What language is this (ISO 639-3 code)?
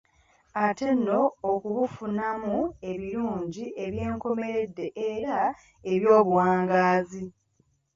lug